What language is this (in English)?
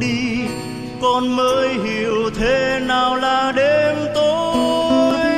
Vietnamese